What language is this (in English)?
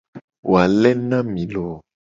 Gen